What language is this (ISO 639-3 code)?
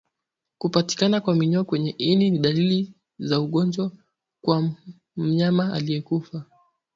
swa